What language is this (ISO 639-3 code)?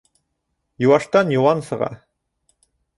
bak